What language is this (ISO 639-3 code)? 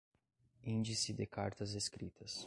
por